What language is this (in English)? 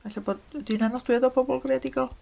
Welsh